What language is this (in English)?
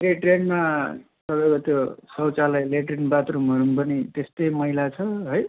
Nepali